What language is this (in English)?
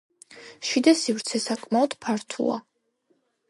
Georgian